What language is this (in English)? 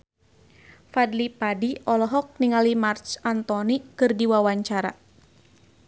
Sundanese